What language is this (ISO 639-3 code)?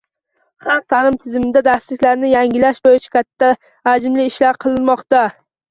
uzb